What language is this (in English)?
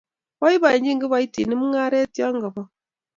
Kalenjin